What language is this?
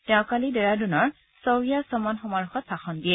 Assamese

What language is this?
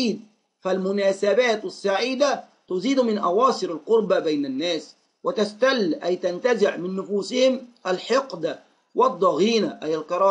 Arabic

